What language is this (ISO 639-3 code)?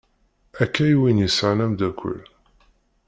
kab